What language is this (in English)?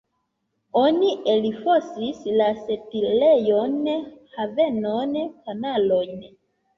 Esperanto